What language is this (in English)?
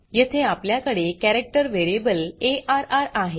Marathi